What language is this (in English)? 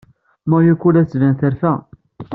Kabyle